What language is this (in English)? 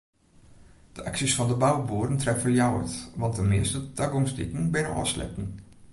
Western Frisian